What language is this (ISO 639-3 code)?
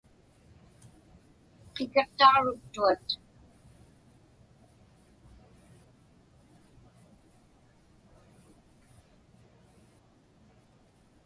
ipk